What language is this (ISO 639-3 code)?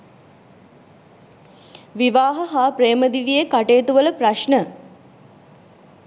sin